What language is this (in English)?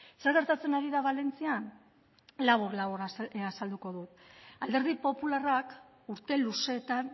Basque